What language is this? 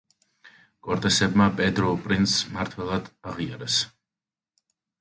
Georgian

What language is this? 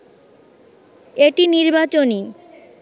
Bangla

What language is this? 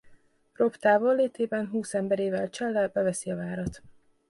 Hungarian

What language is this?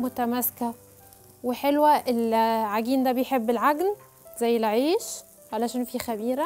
Arabic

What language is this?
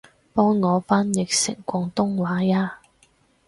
Cantonese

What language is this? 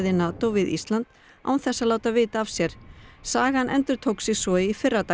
Icelandic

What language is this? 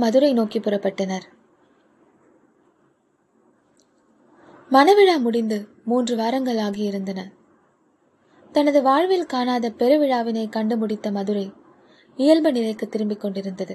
Tamil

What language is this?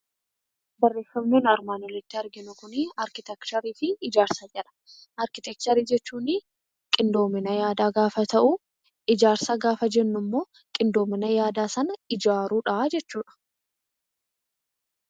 Oromo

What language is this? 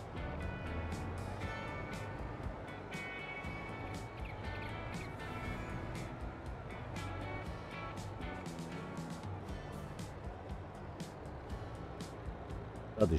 German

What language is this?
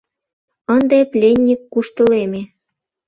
Mari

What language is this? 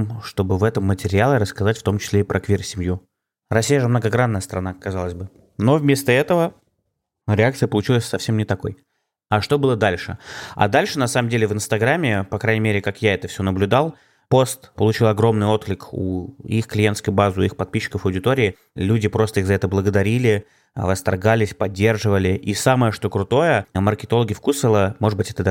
Russian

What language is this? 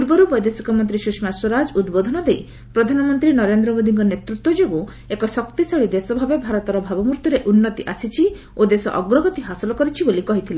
Odia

